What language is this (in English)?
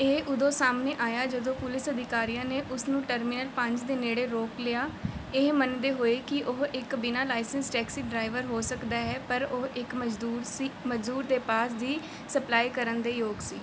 Punjabi